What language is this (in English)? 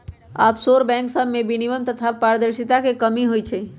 Magahi